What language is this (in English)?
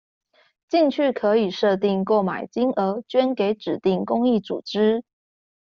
Chinese